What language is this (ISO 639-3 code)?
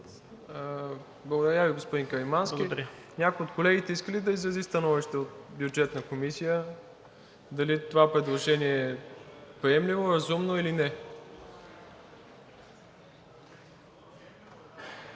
bul